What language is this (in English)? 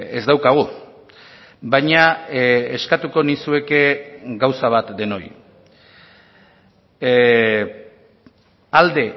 Basque